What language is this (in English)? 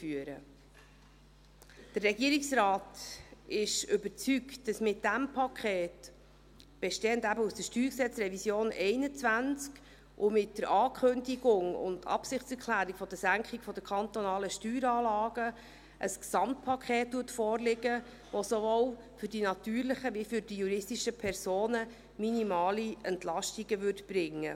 Swiss German